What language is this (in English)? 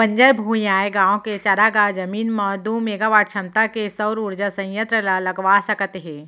Chhattisgarhi